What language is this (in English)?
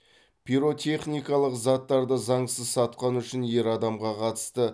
Kazakh